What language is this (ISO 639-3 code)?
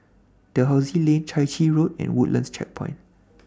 eng